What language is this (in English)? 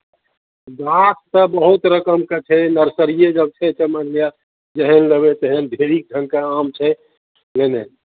Maithili